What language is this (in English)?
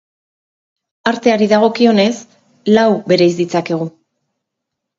Basque